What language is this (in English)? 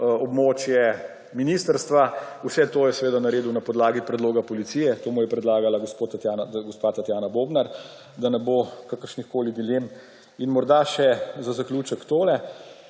Slovenian